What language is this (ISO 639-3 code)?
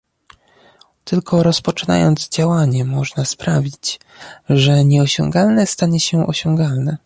pol